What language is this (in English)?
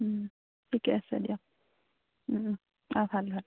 Assamese